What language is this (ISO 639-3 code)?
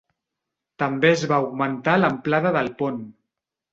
cat